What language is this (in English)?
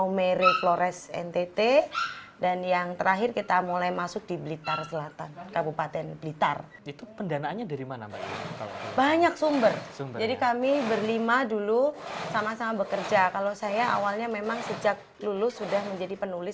Indonesian